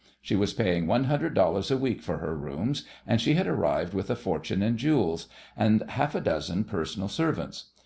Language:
English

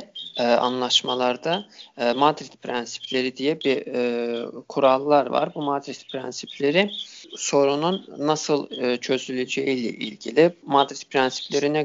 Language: Turkish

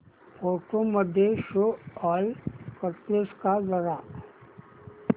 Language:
Marathi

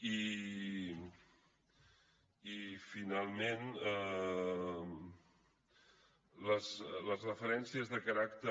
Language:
Catalan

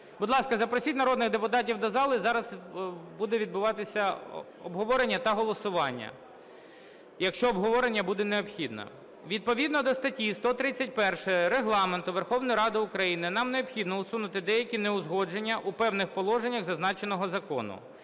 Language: Ukrainian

